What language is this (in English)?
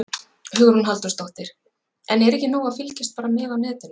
Icelandic